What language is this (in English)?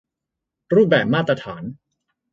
Thai